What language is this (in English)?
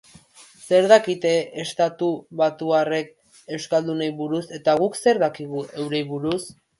Basque